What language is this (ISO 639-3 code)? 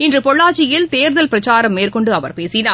tam